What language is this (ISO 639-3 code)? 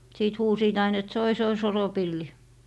fin